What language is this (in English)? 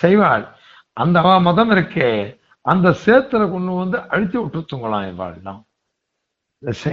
Tamil